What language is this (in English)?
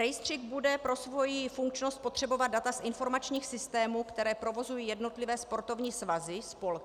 Czech